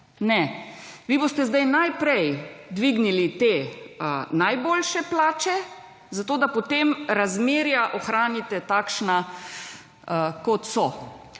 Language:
Slovenian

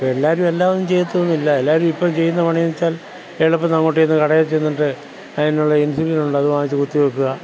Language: Malayalam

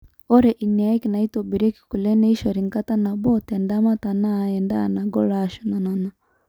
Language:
Masai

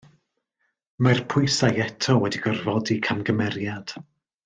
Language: Welsh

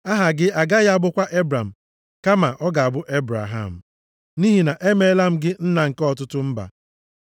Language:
Igbo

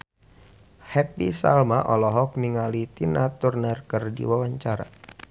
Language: Sundanese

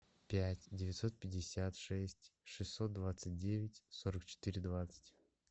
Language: Russian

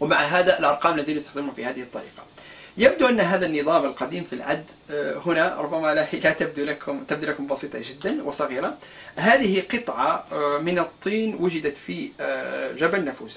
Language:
Arabic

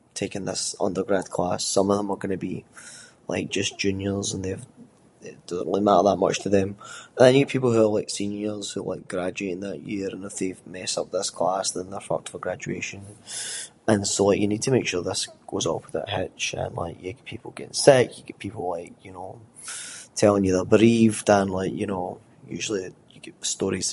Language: Scots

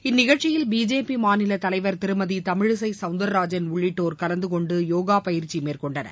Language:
Tamil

